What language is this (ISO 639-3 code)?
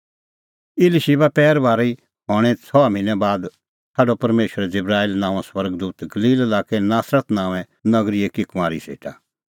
kfx